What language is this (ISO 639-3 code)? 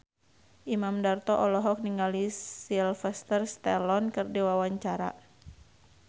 sun